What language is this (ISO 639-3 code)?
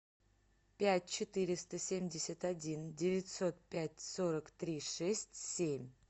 rus